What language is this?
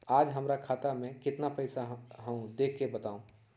Magahi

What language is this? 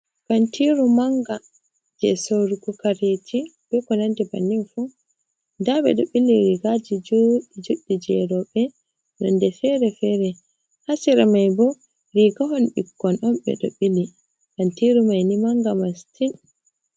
Fula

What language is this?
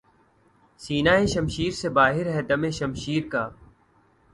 Urdu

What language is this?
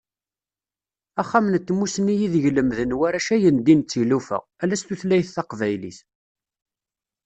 Kabyle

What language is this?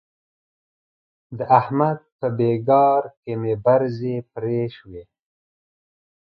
Pashto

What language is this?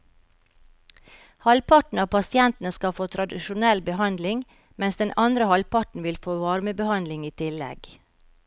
Norwegian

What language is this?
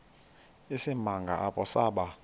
Xhosa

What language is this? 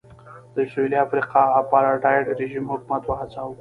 Pashto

